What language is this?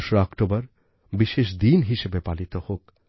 Bangla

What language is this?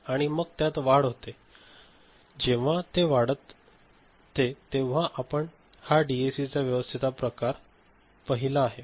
Marathi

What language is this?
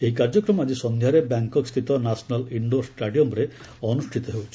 Odia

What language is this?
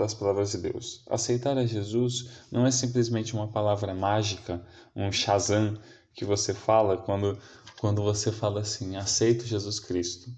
Portuguese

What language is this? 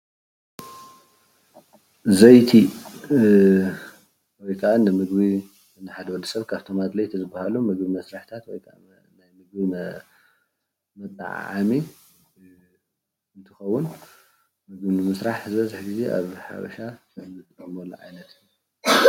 Tigrinya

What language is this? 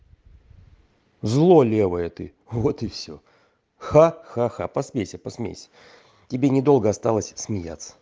Russian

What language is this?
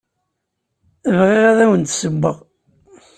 Kabyle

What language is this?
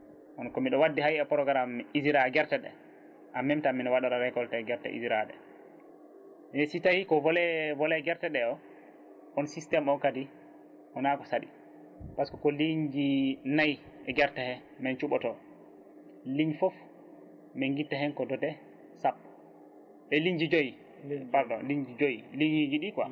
Fula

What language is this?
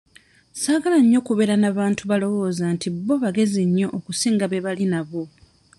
Ganda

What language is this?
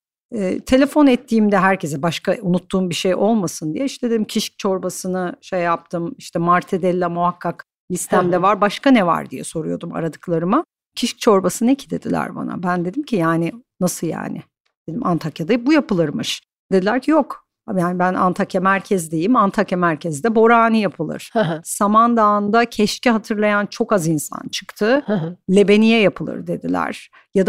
Turkish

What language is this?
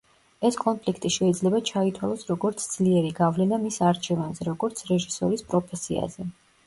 Georgian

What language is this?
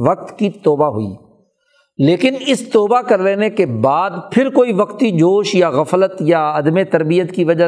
Urdu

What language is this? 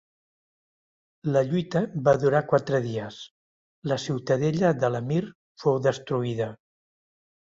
Catalan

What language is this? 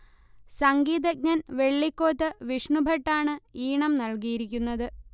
Malayalam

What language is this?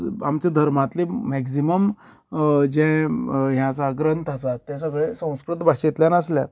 Konkani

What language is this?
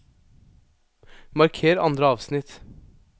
Norwegian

